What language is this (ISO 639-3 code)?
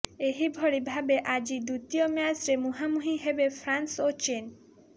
ori